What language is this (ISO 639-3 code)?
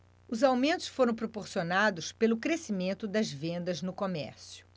por